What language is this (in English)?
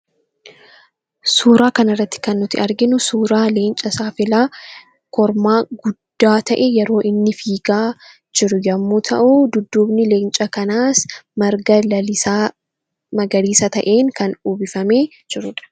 Oromo